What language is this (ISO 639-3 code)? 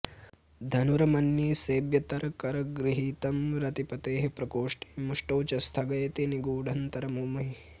san